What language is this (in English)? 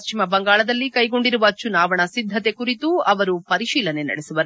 Kannada